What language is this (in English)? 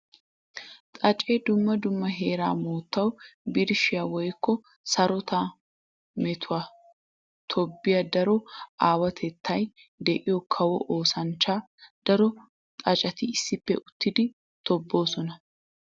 Wolaytta